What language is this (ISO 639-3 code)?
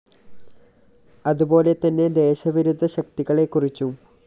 mal